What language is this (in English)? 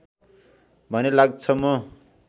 Nepali